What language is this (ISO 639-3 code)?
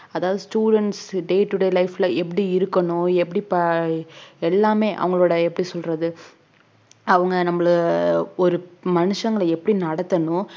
tam